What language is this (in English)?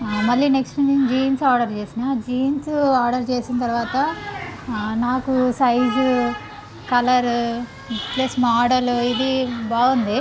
Telugu